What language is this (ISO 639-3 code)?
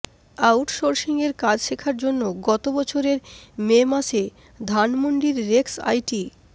ben